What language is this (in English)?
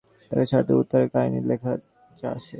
Bangla